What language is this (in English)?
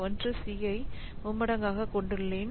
Tamil